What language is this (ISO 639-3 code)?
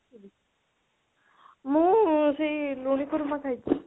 ori